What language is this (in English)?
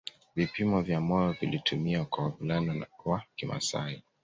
Swahili